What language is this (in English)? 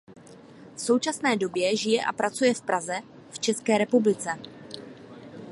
Czech